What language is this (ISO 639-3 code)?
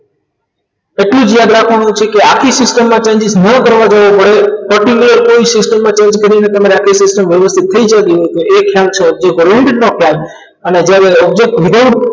guj